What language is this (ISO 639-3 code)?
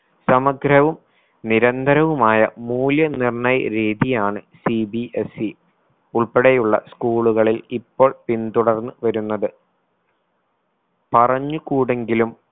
mal